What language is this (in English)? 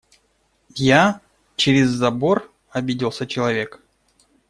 Russian